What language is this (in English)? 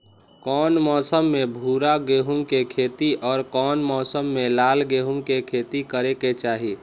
Magahi